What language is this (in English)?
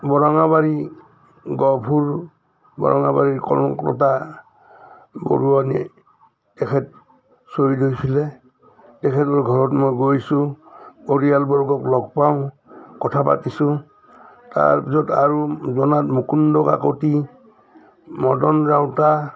Assamese